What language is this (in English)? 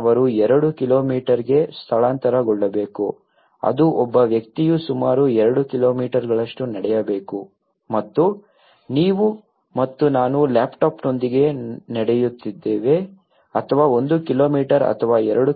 Kannada